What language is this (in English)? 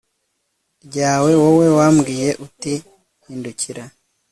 Kinyarwanda